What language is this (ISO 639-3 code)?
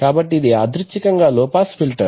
tel